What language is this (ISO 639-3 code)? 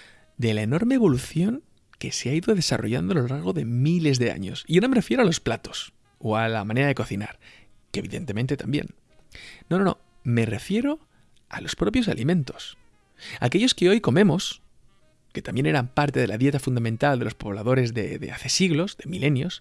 spa